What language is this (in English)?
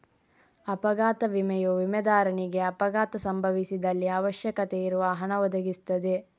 Kannada